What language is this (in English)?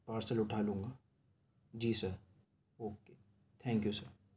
Urdu